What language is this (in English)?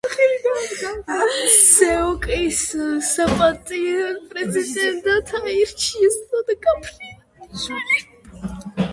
Georgian